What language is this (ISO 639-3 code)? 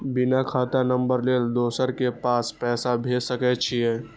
mai